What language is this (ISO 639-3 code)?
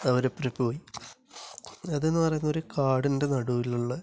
mal